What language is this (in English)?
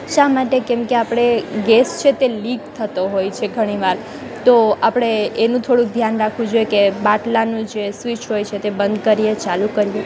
Gujarati